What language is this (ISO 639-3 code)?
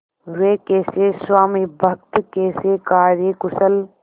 hin